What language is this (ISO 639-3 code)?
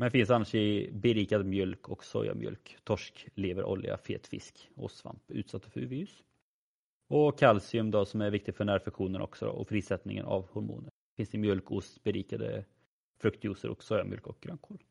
swe